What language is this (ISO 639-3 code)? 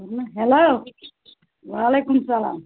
kas